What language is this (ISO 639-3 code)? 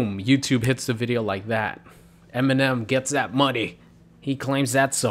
eng